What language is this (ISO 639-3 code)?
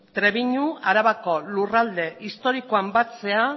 eus